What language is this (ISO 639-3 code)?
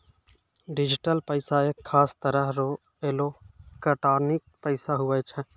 mai